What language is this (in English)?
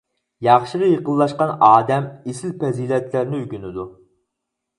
Uyghur